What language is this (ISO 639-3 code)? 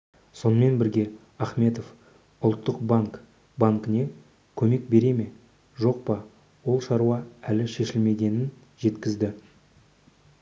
kaz